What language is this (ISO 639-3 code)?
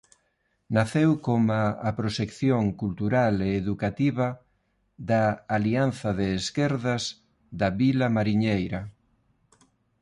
glg